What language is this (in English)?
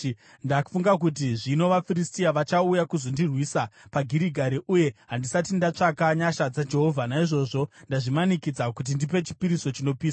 Shona